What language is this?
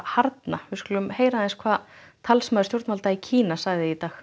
Icelandic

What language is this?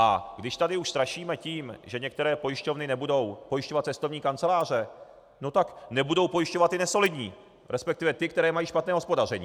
Czech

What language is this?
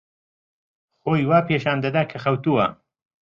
Central Kurdish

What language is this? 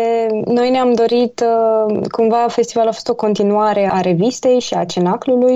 Romanian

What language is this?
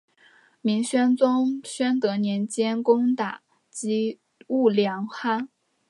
Chinese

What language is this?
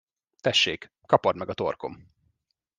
Hungarian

